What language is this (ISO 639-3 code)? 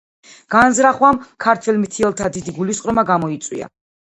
kat